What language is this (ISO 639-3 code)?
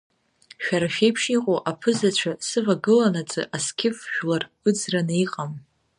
abk